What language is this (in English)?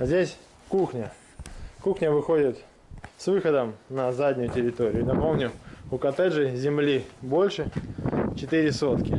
Russian